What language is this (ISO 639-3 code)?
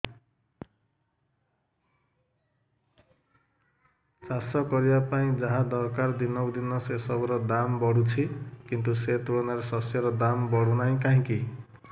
ori